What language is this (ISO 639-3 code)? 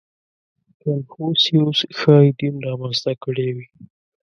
pus